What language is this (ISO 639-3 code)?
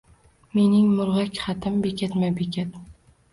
uzb